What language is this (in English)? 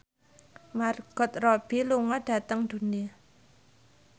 Javanese